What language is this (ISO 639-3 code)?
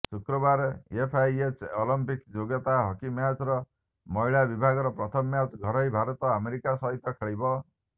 ori